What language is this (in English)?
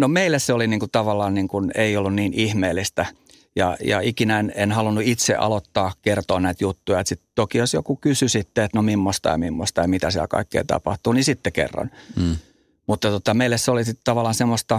Finnish